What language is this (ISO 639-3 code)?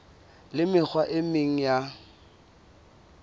sot